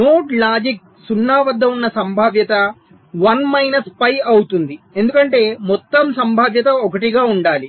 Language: Telugu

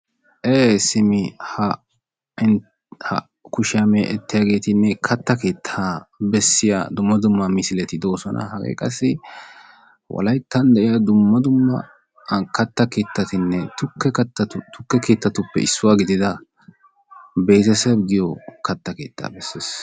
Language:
Wolaytta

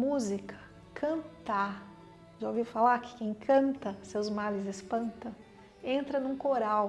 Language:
Portuguese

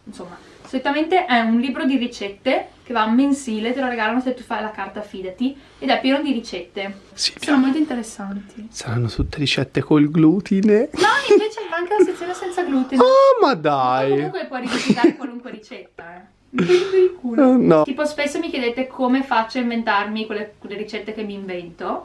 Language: Italian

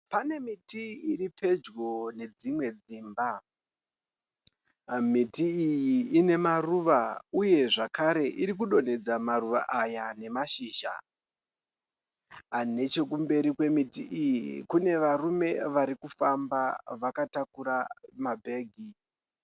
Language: Shona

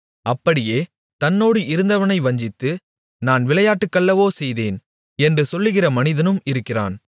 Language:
Tamil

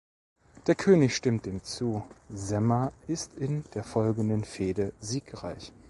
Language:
German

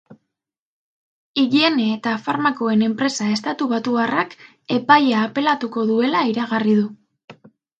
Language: Basque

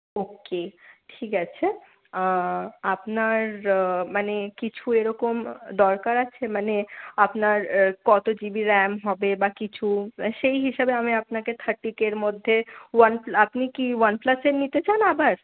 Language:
Bangla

